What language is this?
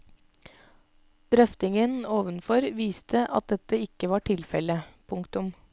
Norwegian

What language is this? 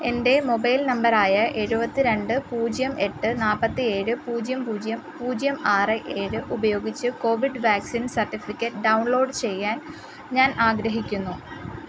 Malayalam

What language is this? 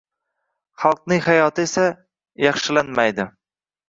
Uzbek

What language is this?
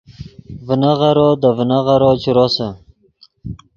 Yidgha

